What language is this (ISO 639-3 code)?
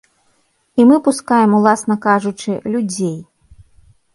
bel